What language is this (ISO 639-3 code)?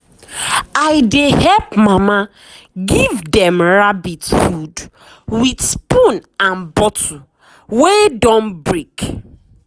pcm